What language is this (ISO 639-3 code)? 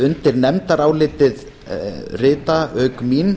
isl